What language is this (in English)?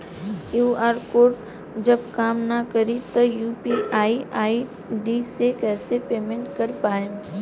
Bhojpuri